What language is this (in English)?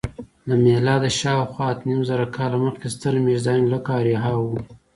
Pashto